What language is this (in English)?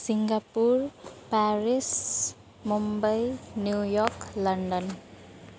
Nepali